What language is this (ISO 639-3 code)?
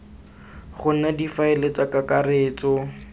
tsn